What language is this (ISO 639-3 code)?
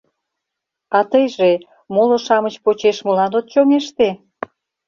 chm